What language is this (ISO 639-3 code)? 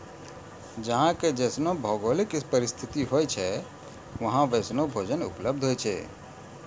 mai